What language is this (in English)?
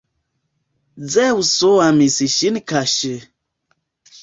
Esperanto